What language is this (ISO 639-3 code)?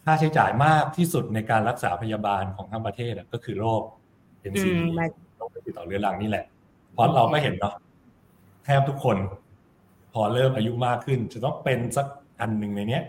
tha